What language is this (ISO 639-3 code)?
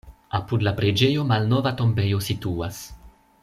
epo